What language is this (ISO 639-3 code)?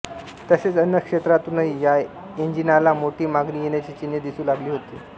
mar